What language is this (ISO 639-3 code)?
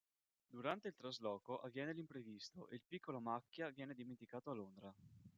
ita